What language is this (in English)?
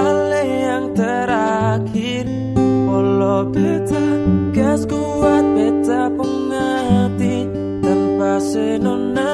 Indonesian